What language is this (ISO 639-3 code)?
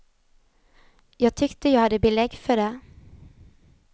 swe